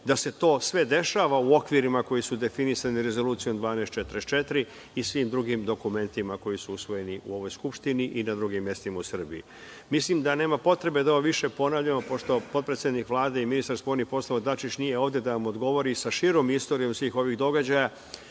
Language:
Serbian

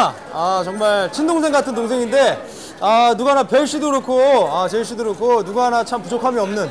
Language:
Korean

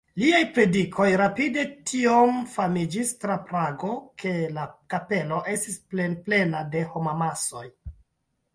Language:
Esperanto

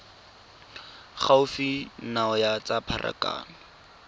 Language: Tswana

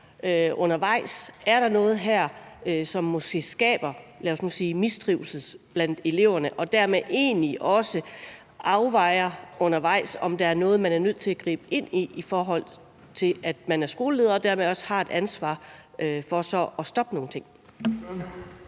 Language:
Danish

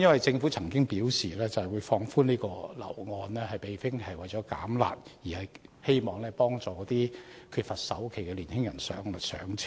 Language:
Cantonese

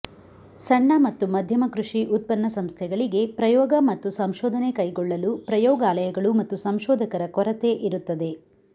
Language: Kannada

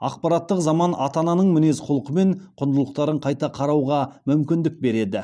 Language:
Kazakh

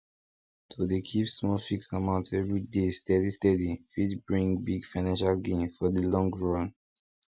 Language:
Nigerian Pidgin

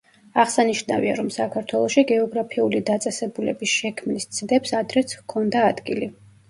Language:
Georgian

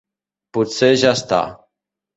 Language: Catalan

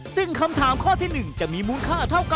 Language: Thai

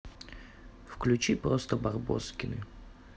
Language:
Russian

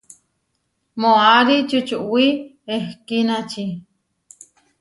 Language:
Huarijio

